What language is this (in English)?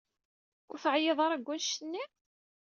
Kabyle